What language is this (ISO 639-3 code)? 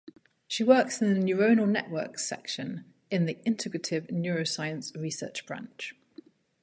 eng